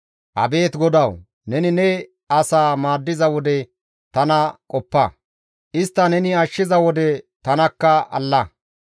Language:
Gamo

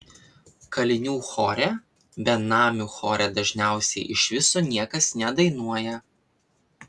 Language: Lithuanian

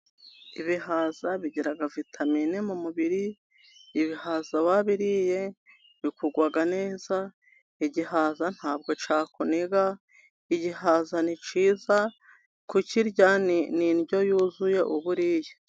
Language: Kinyarwanda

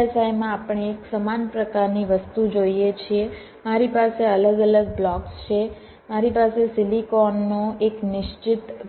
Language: Gujarati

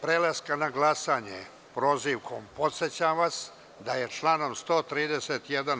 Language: Serbian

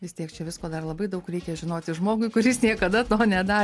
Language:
Lithuanian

